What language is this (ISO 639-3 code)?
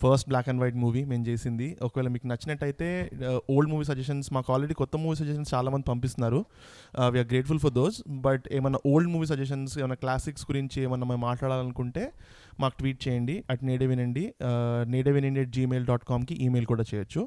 tel